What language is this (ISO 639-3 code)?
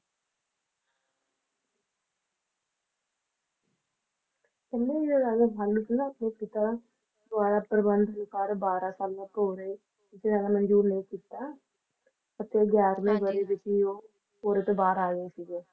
pan